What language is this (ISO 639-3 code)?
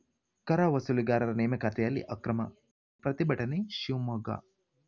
kan